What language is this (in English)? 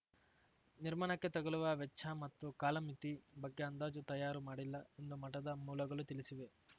Kannada